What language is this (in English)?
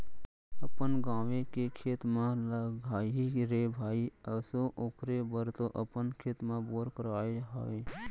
Chhattisgarhi